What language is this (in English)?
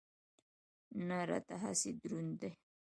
Pashto